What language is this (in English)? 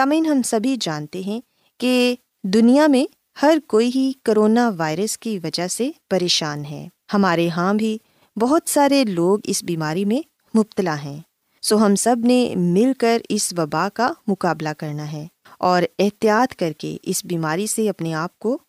Urdu